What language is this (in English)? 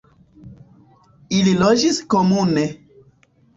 Esperanto